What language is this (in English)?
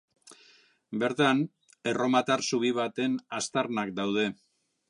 Basque